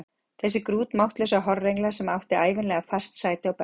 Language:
Icelandic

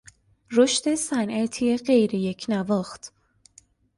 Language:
Persian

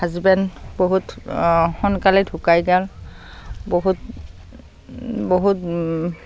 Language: Assamese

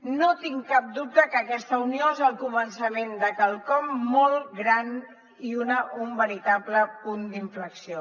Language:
Catalan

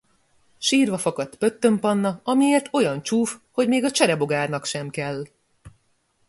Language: Hungarian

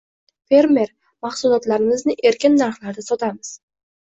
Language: Uzbek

